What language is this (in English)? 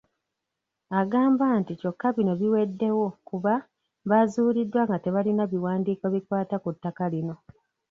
Ganda